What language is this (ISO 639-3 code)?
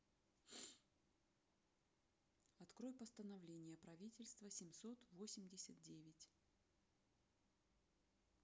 rus